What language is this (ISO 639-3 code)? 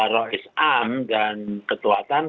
ind